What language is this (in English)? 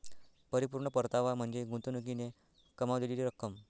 Marathi